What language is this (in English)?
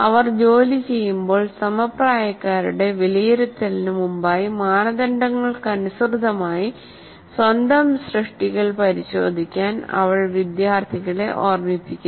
Malayalam